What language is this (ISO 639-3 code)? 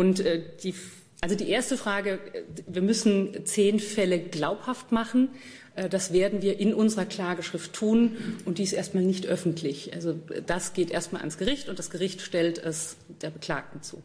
deu